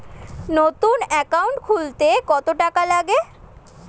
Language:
Bangla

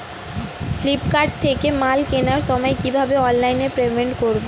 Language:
Bangla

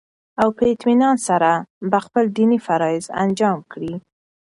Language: Pashto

